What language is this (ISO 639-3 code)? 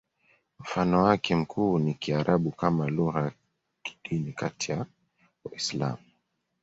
swa